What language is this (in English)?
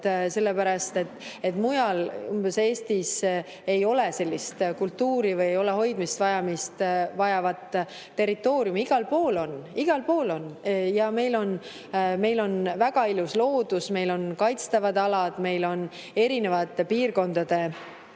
Estonian